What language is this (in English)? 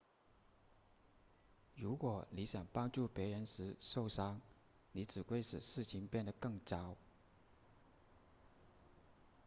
Chinese